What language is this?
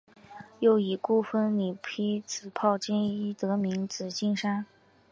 Chinese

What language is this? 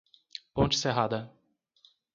Portuguese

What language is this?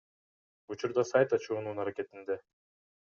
Kyrgyz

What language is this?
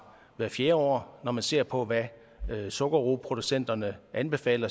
Danish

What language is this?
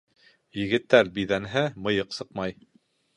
Bashkir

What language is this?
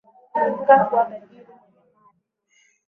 Swahili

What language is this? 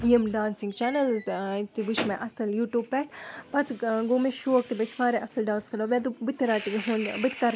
Kashmiri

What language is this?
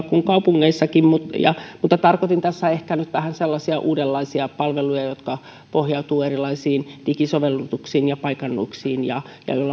Finnish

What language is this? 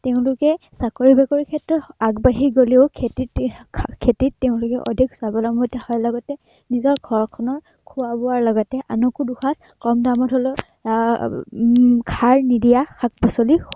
Assamese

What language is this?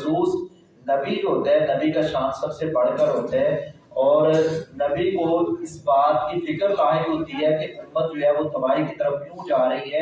Urdu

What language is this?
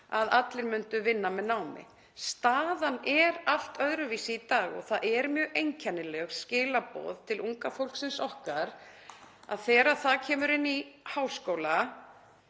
Icelandic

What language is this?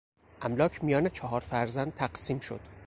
Persian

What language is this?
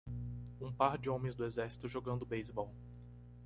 Portuguese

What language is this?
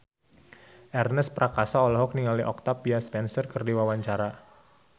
Sundanese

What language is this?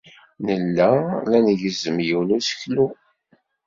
Kabyle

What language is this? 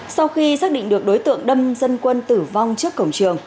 Vietnamese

